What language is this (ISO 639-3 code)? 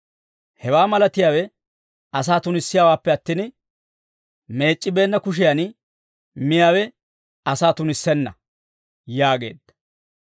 dwr